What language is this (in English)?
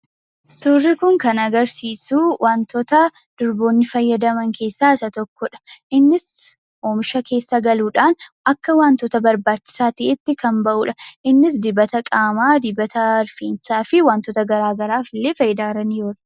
Oromo